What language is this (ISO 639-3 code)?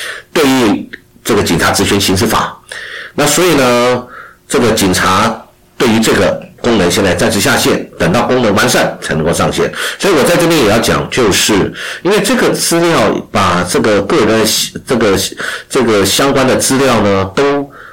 zho